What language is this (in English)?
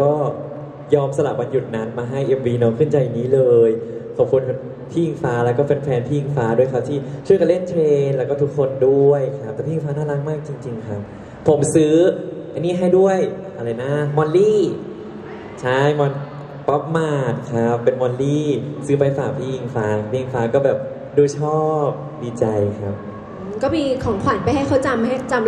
Thai